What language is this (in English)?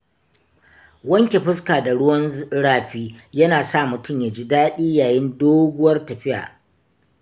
Hausa